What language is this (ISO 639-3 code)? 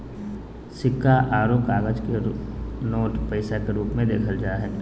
mag